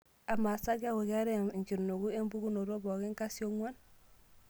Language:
Masai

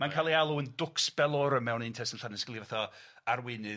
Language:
Welsh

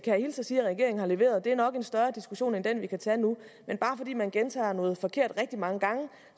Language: Danish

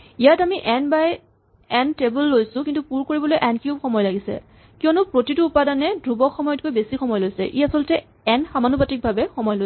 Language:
Assamese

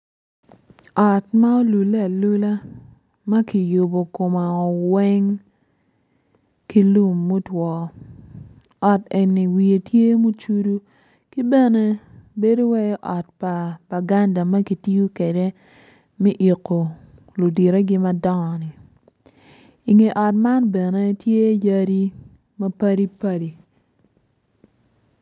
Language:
Acoli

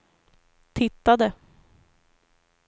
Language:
Swedish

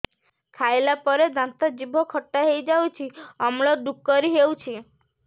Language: Odia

